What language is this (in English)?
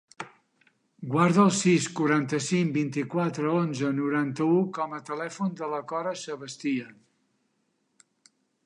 Catalan